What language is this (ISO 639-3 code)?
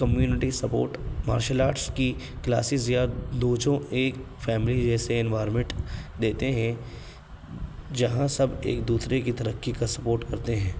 urd